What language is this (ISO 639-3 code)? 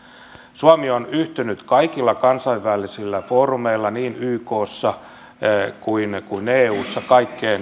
fin